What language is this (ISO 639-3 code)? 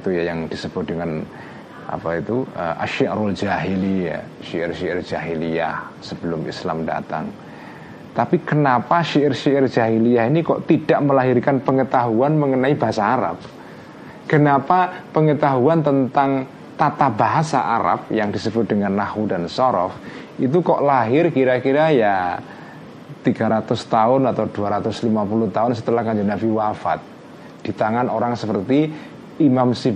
ind